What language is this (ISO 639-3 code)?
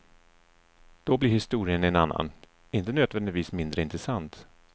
swe